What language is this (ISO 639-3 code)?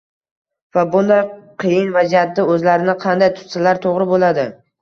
uzb